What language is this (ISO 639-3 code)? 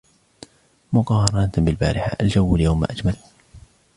ara